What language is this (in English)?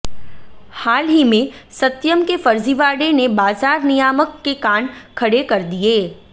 Hindi